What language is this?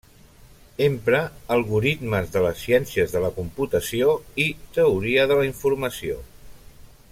Catalan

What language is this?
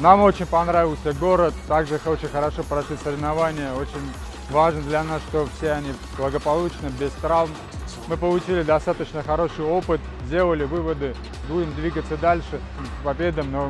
Russian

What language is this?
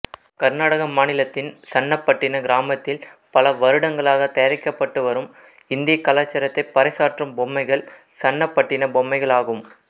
Tamil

